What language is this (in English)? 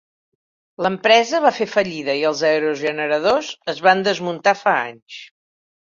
Catalan